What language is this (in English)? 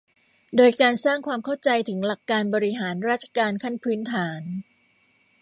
Thai